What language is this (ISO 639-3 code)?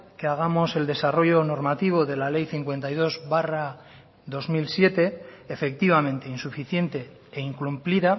spa